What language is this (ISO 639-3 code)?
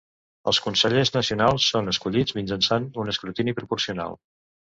cat